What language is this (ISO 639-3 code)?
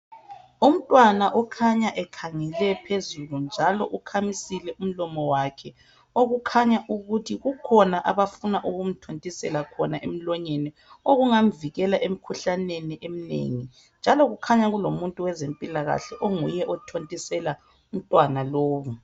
nde